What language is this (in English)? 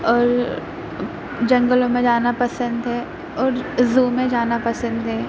Urdu